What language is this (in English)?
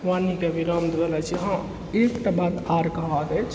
Maithili